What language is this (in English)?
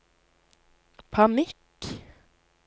Norwegian